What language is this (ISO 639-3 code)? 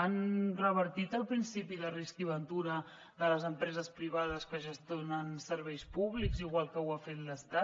cat